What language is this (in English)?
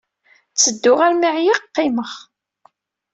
Kabyle